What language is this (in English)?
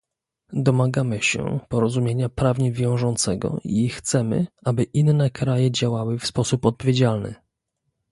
Polish